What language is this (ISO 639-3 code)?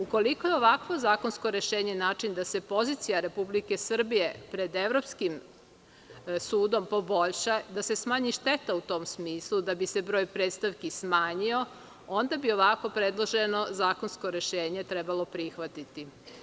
srp